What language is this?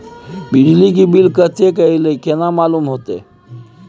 Maithili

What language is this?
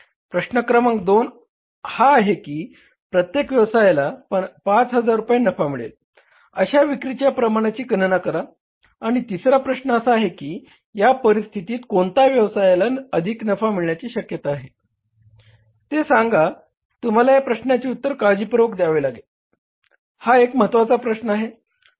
Marathi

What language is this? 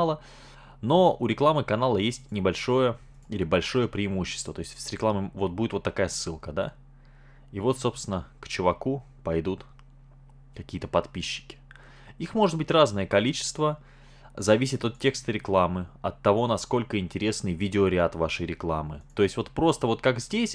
Russian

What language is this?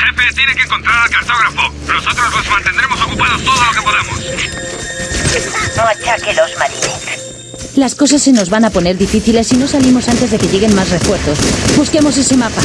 Spanish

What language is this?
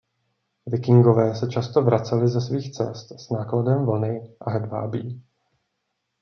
Czech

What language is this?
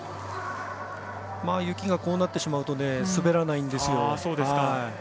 Japanese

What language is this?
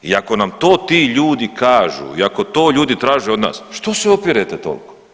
Croatian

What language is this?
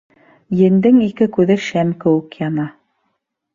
Bashkir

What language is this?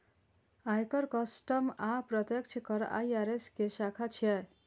Maithili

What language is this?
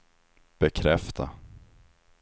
Swedish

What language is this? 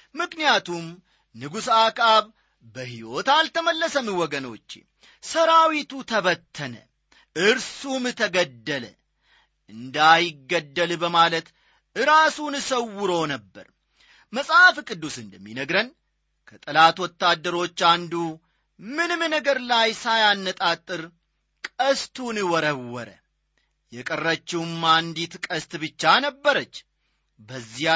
Amharic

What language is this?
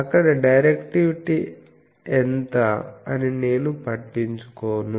Telugu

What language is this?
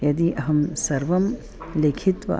Sanskrit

